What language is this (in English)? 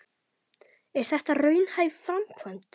Icelandic